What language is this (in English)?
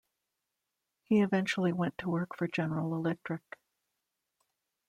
English